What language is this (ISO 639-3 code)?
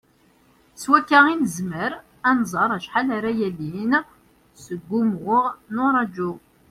kab